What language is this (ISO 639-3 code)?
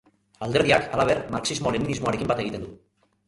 eus